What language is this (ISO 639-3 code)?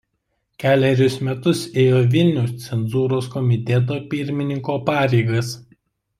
lit